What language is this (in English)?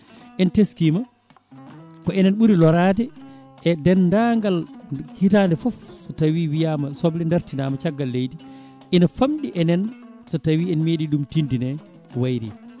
Fula